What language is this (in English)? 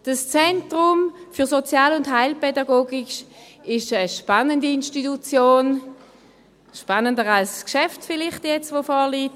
Swiss German